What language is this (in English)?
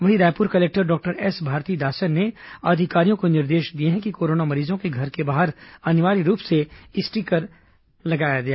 Hindi